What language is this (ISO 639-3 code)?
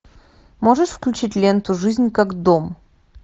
rus